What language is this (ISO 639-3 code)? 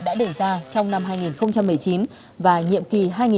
vie